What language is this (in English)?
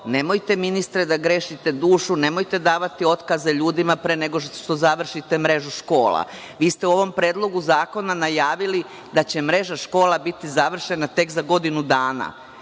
Serbian